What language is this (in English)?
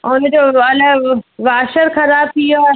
Sindhi